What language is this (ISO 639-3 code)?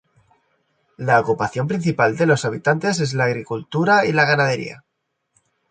spa